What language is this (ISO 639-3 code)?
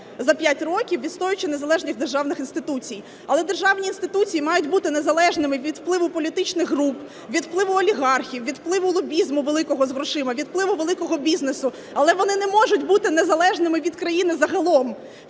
ukr